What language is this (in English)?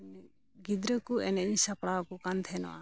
Santali